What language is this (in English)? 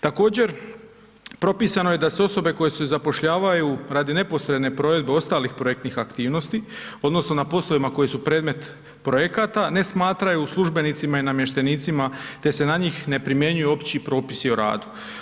Croatian